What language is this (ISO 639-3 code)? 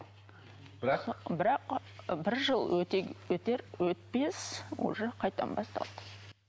kaz